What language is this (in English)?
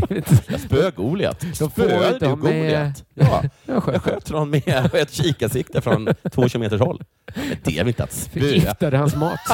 Swedish